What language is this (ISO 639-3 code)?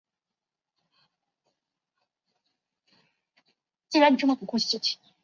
zho